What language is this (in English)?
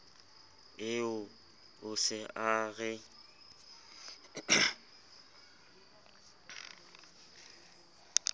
Southern Sotho